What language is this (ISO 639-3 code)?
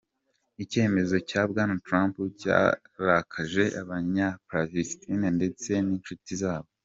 kin